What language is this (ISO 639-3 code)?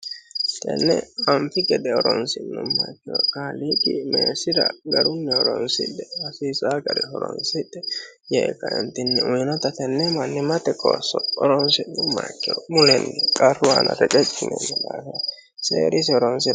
sid